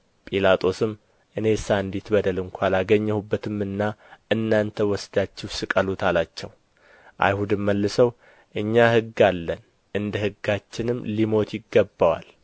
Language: Amharic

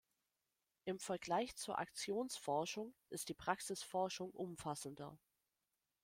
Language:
German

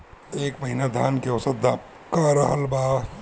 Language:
Bhojpuri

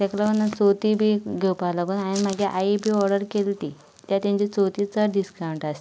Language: Konkani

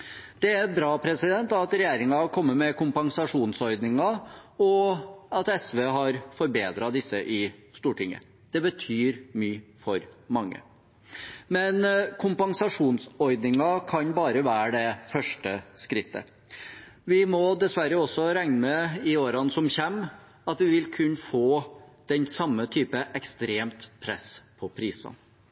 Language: Norwegian Bokmål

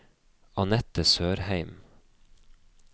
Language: Norwegian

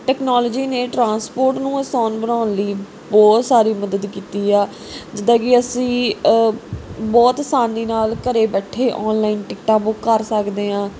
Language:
Punjabi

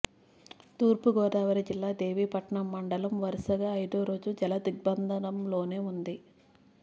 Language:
Telugu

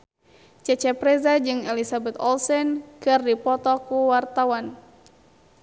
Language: Sundanese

